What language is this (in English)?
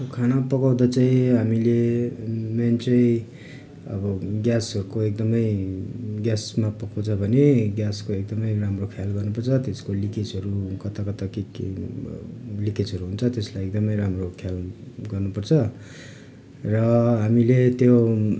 Nepali